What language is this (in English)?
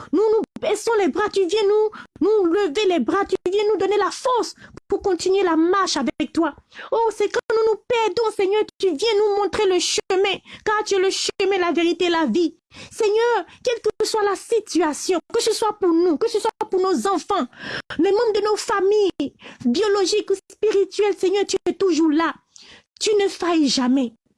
French